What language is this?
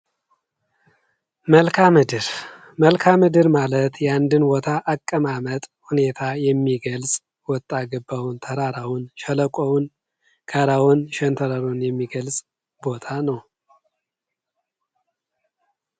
Amharic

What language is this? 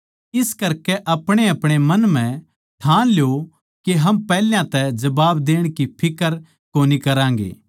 Haryanvi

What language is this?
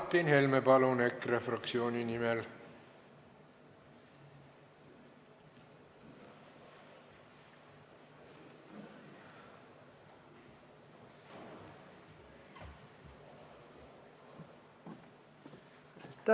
Estonian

